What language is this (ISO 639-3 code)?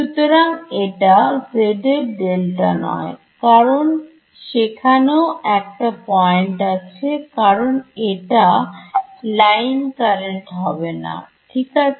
ben